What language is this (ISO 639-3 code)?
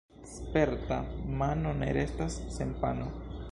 epo